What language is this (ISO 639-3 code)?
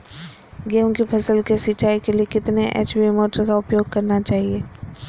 mag